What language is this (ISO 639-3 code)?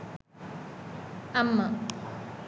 ben